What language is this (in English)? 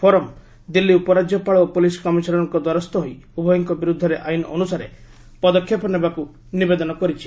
Odia